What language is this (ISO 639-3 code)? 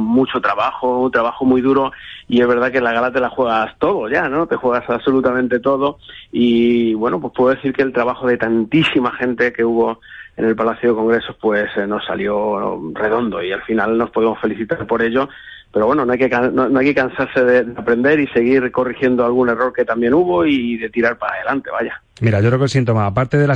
spa